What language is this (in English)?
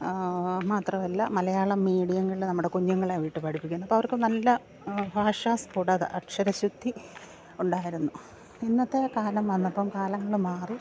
Malayalam